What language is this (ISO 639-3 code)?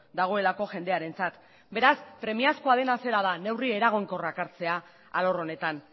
eus